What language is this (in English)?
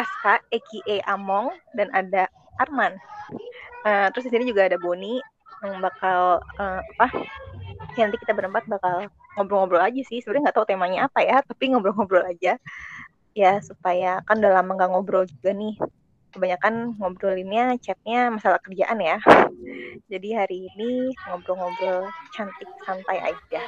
Indonesian